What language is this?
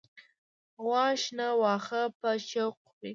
Pashto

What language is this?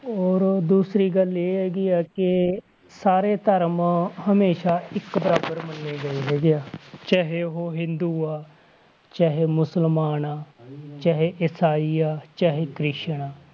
Punjabi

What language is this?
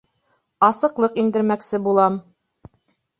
Bashkir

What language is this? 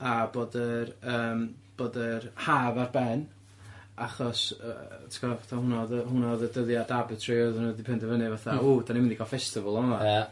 Welsh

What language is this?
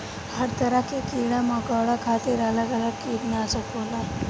Bhojpuri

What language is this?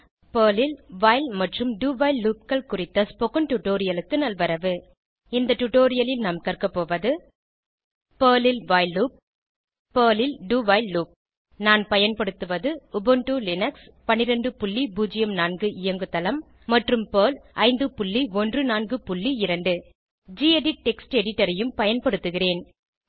Tamil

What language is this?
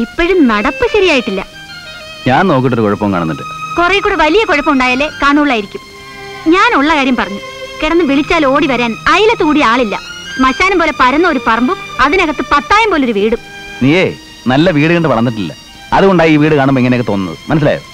Malayalam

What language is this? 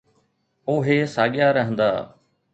Sindhi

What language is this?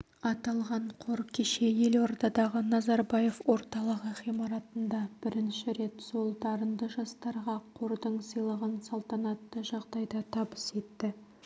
Kazakh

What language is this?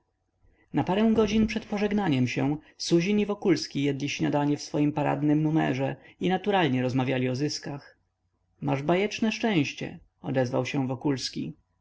Polish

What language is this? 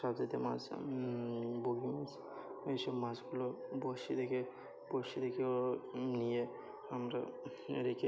Bangla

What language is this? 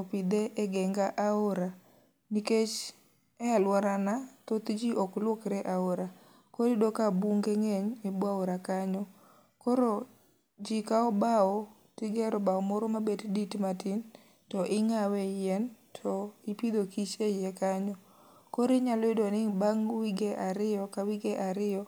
Luo (Kenya and Tanzania)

